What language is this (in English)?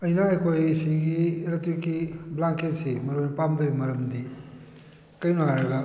Manipuri